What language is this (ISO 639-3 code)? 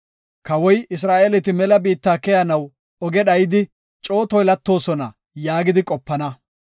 gof